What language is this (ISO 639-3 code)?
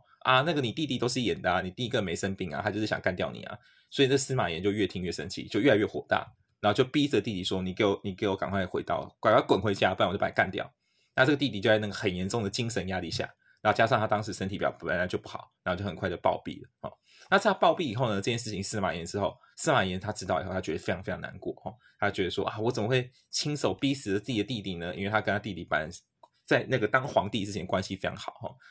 zho